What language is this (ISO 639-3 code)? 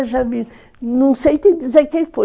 por